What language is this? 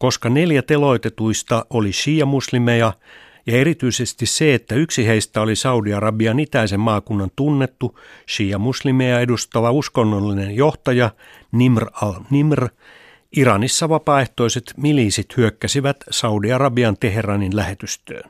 Finnish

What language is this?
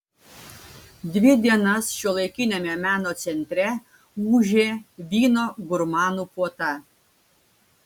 Lithuanian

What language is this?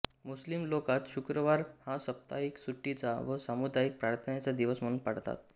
Marathi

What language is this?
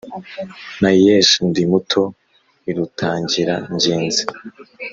Kinyarwanda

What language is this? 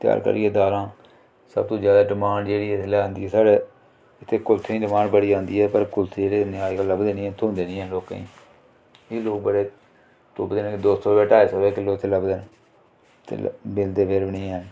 Dogri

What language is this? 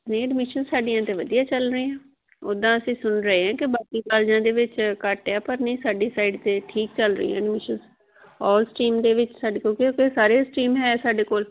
Punjabi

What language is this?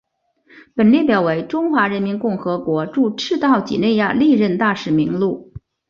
Chinese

